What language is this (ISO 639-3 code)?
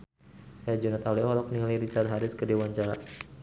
sun